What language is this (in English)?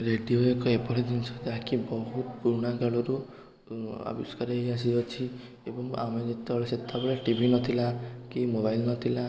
Odia